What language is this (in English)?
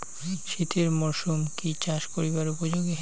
Bangla